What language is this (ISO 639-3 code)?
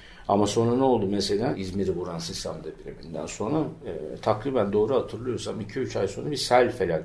tur